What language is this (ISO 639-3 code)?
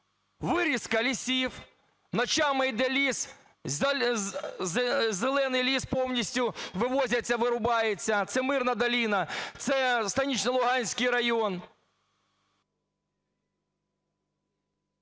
ukr